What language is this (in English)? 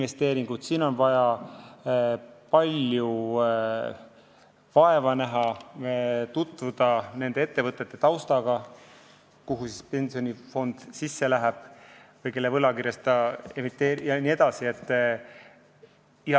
Estonian